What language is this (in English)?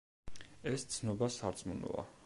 Georgian